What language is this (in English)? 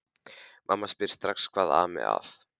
Icelandic